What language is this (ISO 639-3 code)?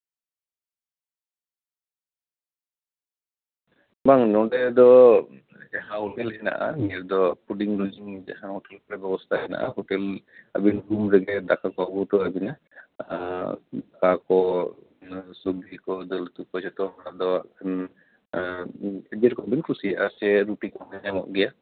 sat